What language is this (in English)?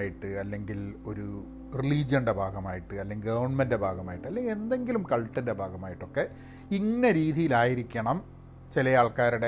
Malayalam